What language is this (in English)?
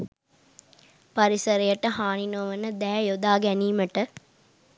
Sinhala